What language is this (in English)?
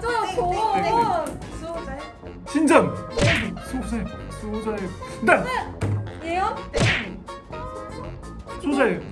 Korean